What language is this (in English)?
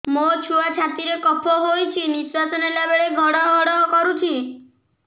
Odia